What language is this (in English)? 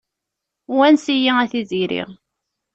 Kabyle